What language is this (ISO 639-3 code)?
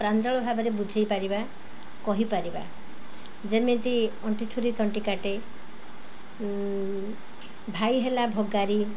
ori